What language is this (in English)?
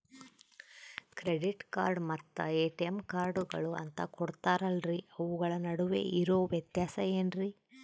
Kannada